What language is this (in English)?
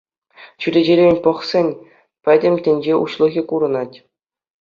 Chuvash